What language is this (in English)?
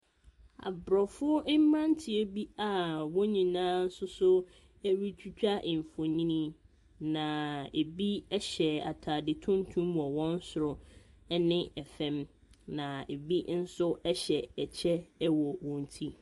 Akan